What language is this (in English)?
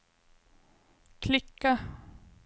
Swedish